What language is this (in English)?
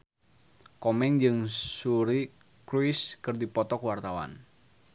Sundanese